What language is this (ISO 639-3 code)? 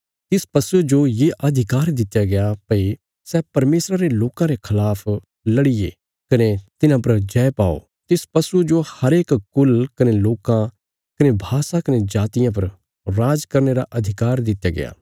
kfs